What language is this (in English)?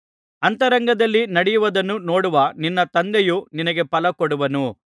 Kannada